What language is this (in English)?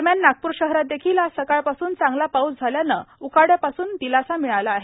Marathi